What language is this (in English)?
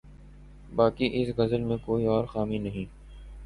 Urdu